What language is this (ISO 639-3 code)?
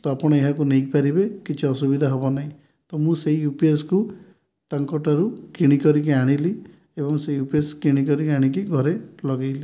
ori